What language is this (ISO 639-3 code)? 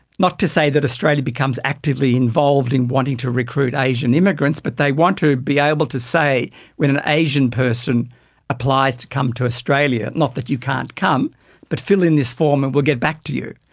eng